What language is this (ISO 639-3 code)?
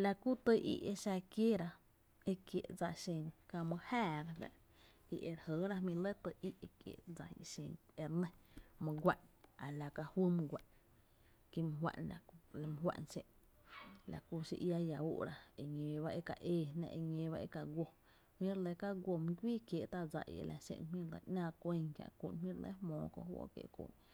cte